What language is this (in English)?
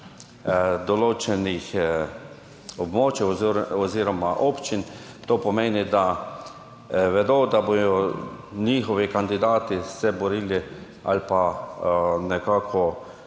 Slovenian